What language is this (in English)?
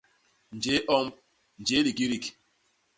Basaa